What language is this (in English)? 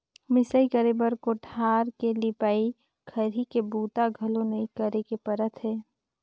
Chhattisgarhi